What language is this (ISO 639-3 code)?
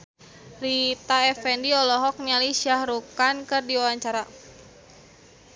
sun